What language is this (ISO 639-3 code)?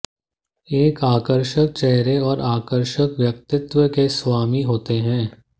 hin